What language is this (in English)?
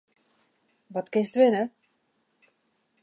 Western Frisian